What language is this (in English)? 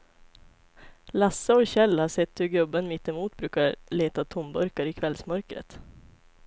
Swedish